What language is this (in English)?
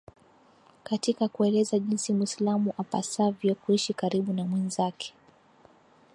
Swahili